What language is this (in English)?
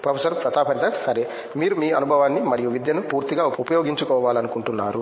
Telugu